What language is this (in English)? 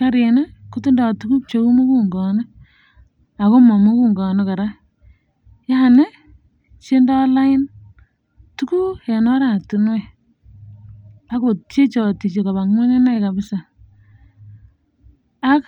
Kalenjin